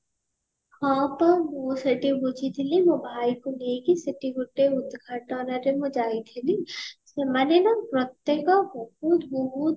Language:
Odia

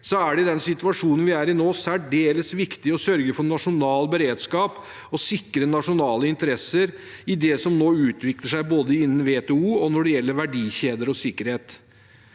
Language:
Norwegian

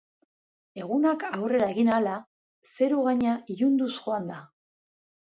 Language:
Basque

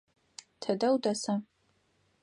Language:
Adyghe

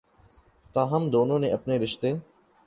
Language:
Urdu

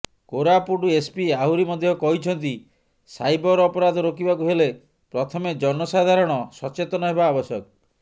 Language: Odia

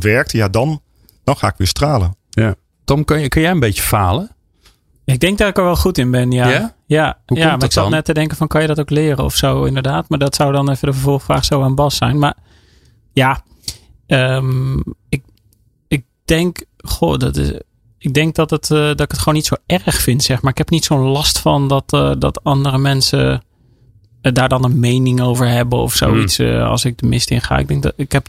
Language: Dutch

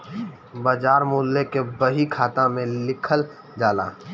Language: Bhojpuri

